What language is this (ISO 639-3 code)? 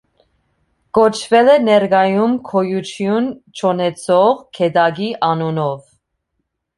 hye